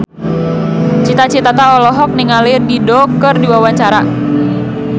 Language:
Sundanese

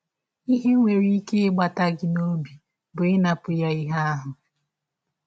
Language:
Igbo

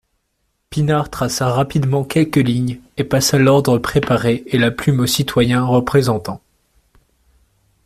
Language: French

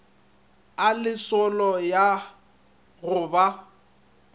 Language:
Northern Sotho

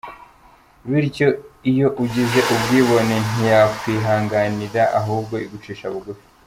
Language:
Kinyarwanda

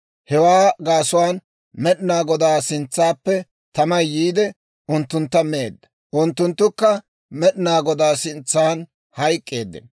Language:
Dawro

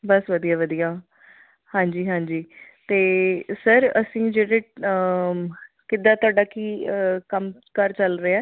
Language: Punjabi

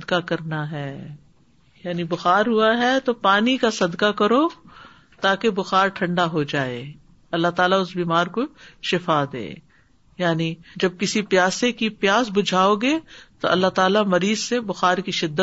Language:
Urdu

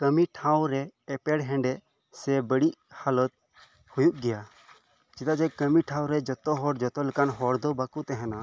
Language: Santali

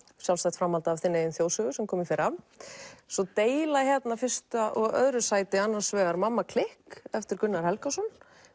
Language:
Icelandic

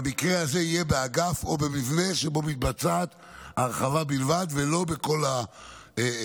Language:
Hebrew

